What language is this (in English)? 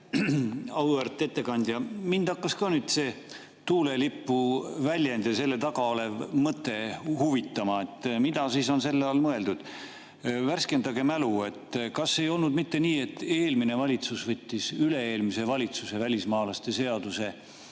Estonian